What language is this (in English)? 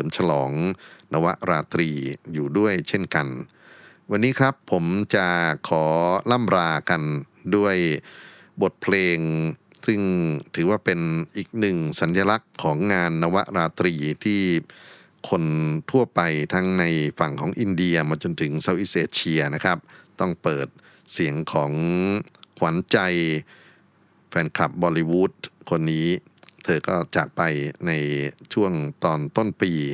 Thai